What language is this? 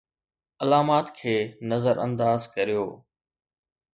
Sindhi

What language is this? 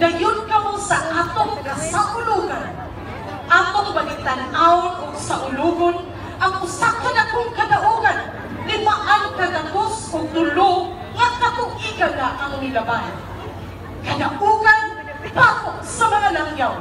Filipino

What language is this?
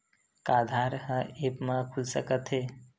Chhattisgarhi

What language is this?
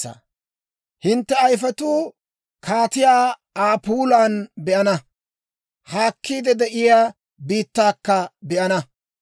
Dawro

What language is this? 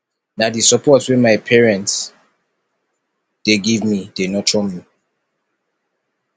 Nigerian Pidgin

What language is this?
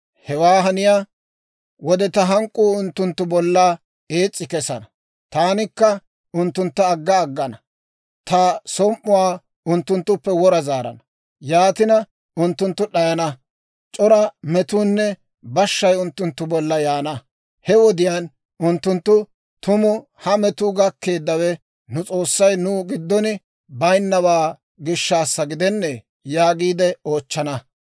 Dawro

